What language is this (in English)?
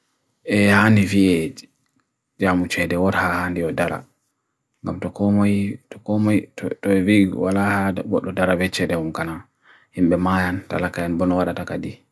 Bagirmi Fulfulde